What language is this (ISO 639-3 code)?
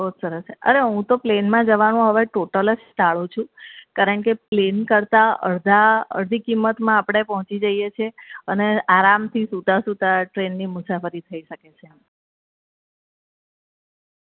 guj